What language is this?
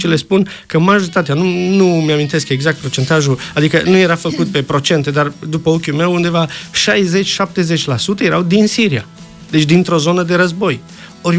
Romanian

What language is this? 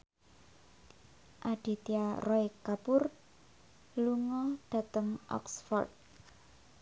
Javanese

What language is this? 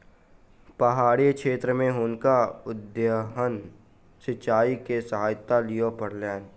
Maithili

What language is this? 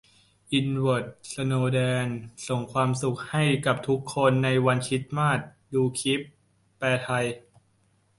Thai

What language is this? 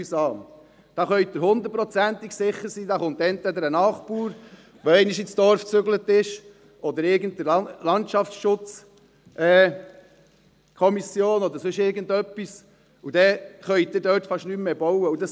Swiss German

